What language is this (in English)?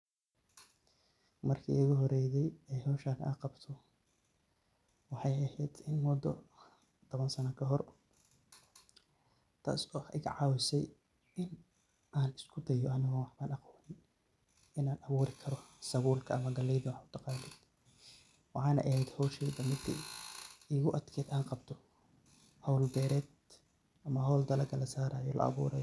Somali